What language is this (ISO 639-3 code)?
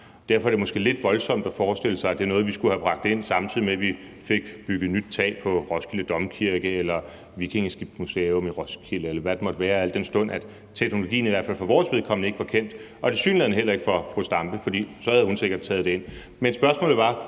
dan